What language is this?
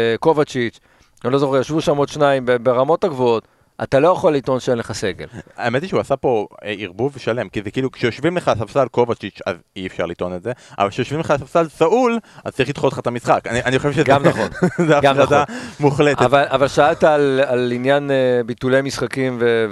Hebrew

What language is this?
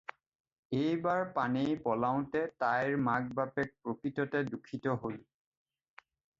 Assamese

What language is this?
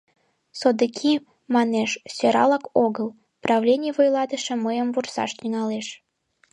Mari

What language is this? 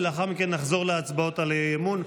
Hebrew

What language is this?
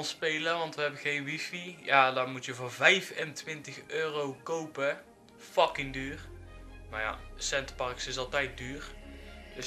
Dutch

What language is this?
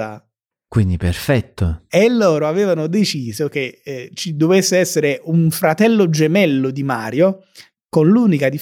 Italian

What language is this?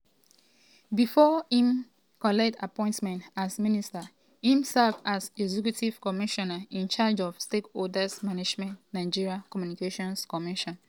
Nigerian Pidgin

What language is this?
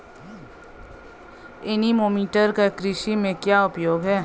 Hindi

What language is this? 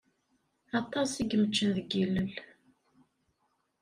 Kabyle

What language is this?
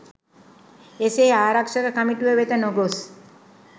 Sinhala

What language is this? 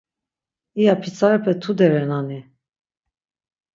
Laz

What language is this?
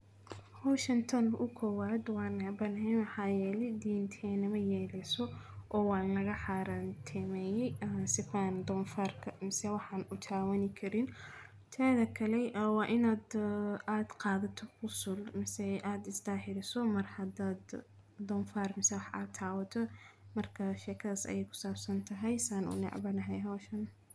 Somali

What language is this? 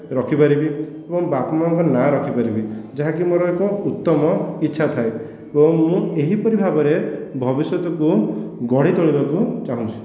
Odia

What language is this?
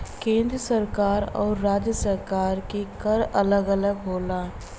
Bhojpuri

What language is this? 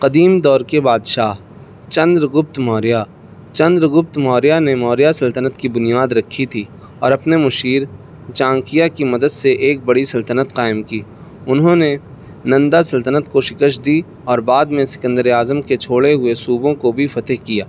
Urdu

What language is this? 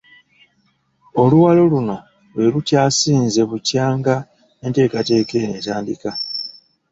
Ganda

